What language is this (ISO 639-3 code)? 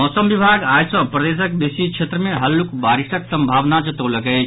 mai